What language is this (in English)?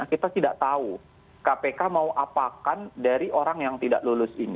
Indonesian